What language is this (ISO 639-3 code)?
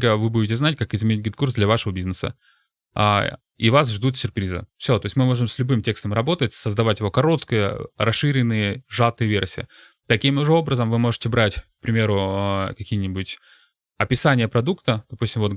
rus